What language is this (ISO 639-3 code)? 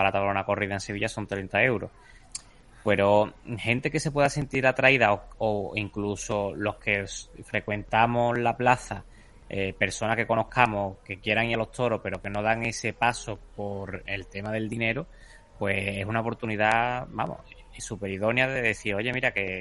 spa